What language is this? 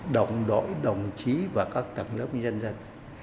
Vietnamese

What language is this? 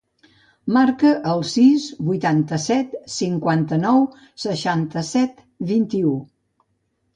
Catalan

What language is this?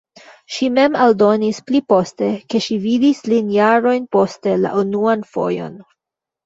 Esperanto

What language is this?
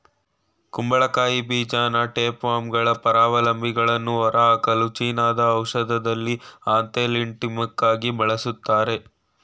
Kannada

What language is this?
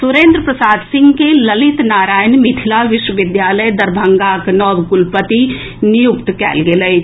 Maithili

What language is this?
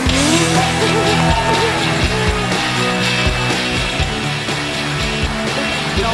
Vietnamese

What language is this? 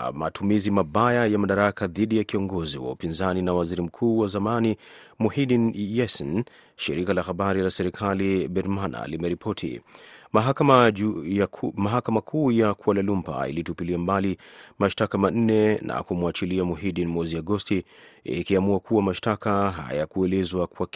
Swahili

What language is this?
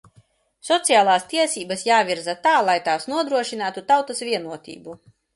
Latvian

